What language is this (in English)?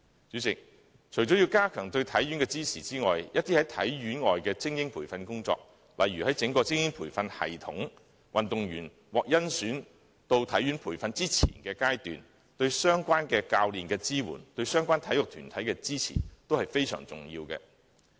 Cantonese